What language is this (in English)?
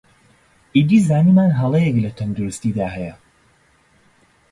Central Kurdish